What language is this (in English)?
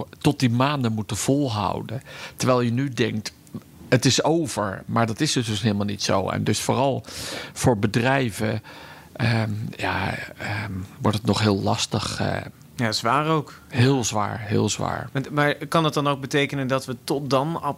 Dutch